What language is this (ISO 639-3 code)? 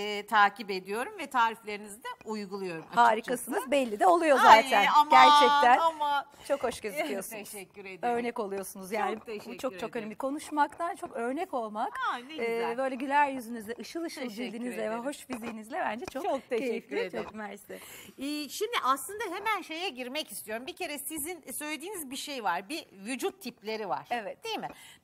tur